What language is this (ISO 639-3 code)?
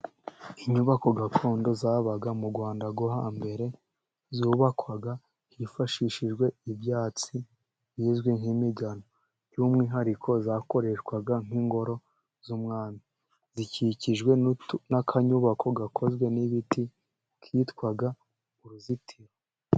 kin